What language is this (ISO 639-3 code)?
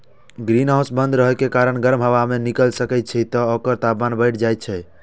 mai